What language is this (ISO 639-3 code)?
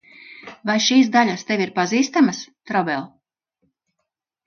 lav